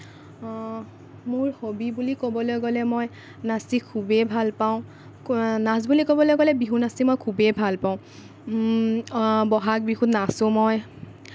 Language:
Assamese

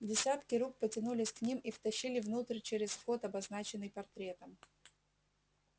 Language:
Russian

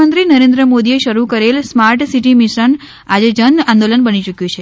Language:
Gujarati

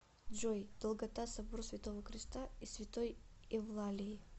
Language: Russian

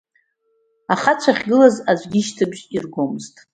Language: Abkhazian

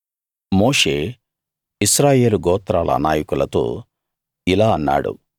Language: Telugu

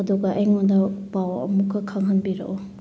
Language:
Manipuri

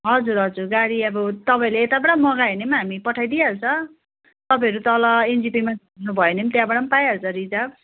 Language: Nepali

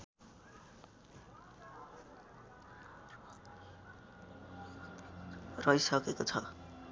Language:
Nepali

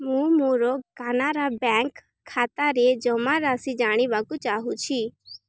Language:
Odia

